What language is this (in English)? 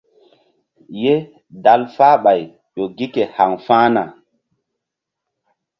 Mbum